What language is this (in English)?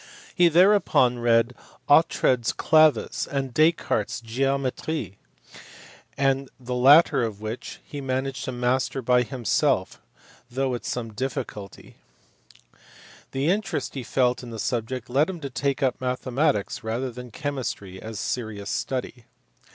English